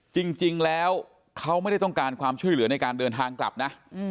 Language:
Thai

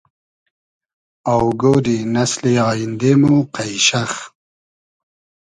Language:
Hazaragi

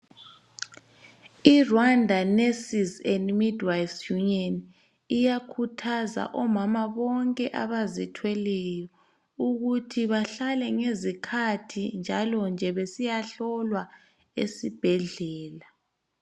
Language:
North Ndebele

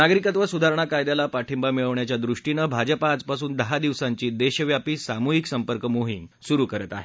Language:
Marathi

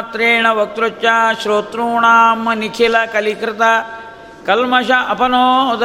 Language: Kannada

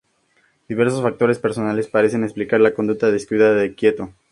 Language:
Spanish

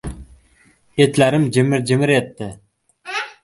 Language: Uzbek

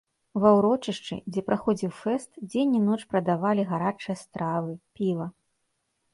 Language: Belarusian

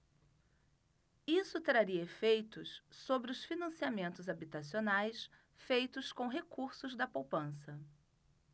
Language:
Portuguese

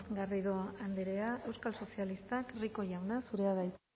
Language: Basque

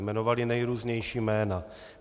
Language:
Czech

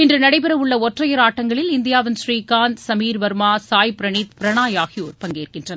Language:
Tamil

